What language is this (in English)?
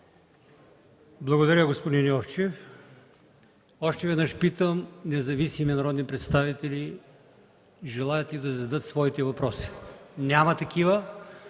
Bulgarian